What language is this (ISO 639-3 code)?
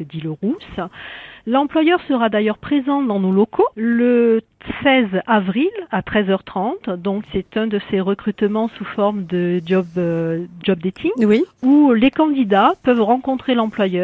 fra